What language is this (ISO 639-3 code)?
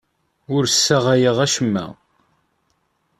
kab